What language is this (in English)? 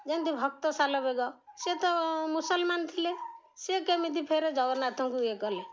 Odia